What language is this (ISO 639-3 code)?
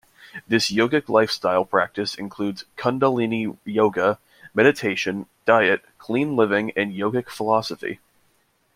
eng